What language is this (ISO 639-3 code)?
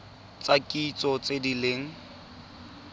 tsn